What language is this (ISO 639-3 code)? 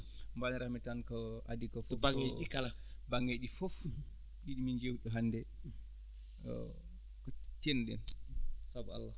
ful